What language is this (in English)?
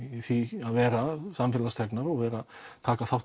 Icelandic